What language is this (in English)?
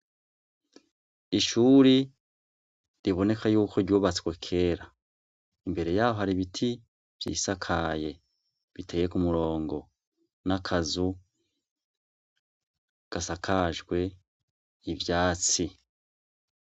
Rundi